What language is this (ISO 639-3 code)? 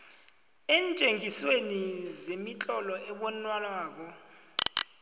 nbl